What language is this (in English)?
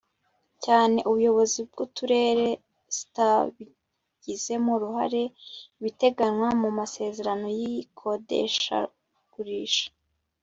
Kinyarwanda